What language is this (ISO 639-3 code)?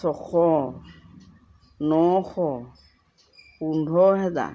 asm